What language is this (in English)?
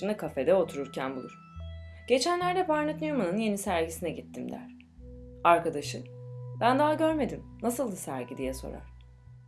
Turkish